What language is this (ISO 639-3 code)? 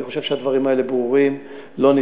heb